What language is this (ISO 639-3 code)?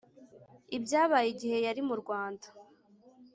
kin